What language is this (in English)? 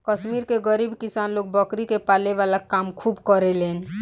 Bhojpuri